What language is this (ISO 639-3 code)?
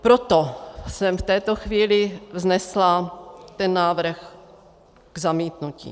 ces